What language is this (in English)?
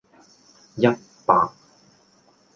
Cantonese